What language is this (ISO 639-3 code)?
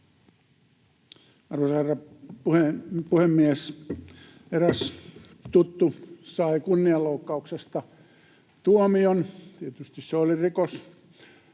fin